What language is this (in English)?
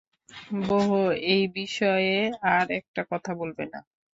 Bangla